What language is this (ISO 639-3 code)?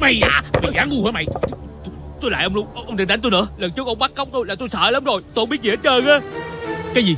vie